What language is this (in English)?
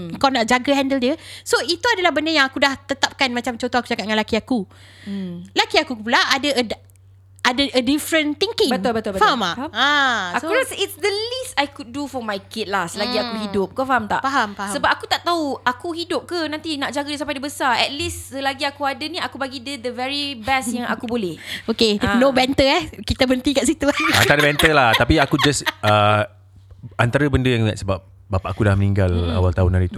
Malay